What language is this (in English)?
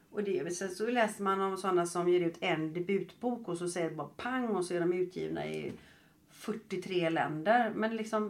Swedish